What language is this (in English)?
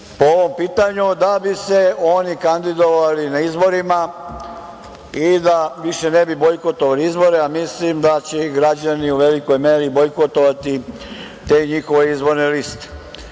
Serbian